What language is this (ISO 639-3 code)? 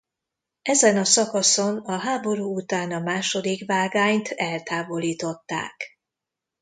hun